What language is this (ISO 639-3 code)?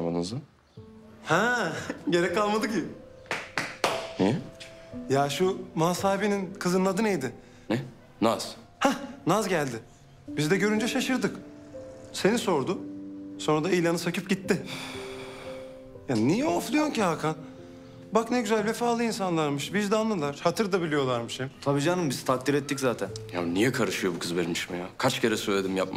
tur